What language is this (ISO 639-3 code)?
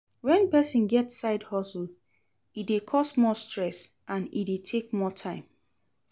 pcm